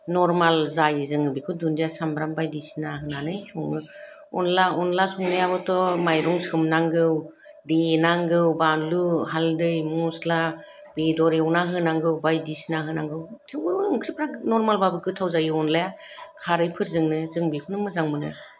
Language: Bodo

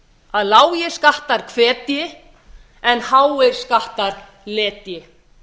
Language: Icelandic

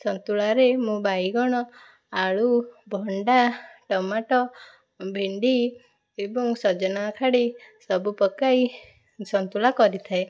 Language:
Odia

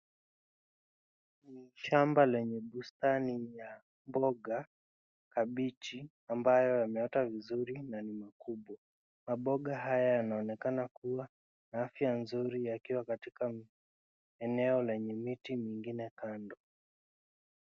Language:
Swahili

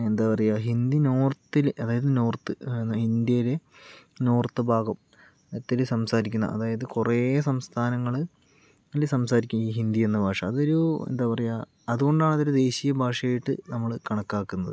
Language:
Malayalam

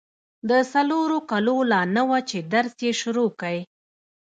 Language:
Pashto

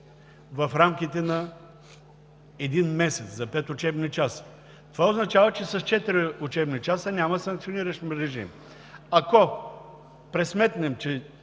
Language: Bulgarian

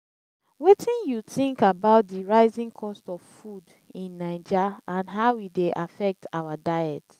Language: Nigerian Pidgin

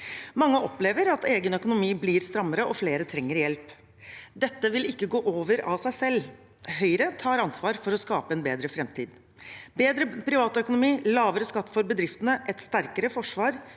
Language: Norwegian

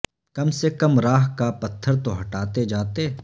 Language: Urdu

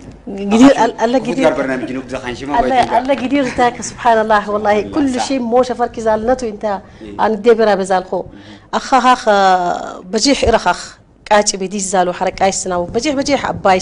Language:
Arabic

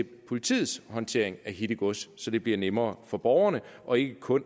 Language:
Danish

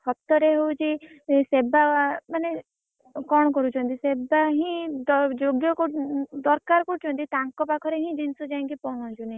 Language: Odia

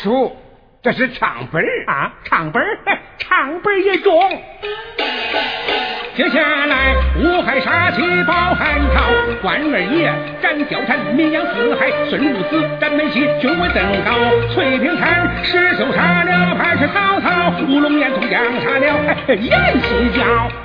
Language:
Chinese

